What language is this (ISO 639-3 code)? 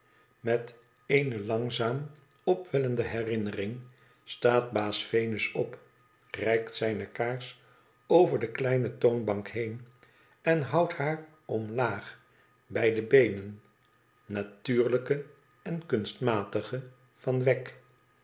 nld